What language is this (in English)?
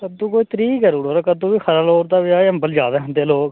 Dogri